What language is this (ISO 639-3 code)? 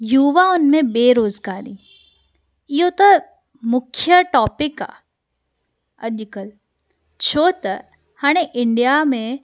snd